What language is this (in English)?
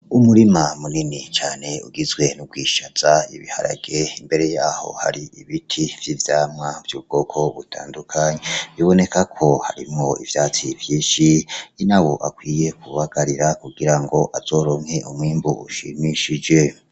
Rundi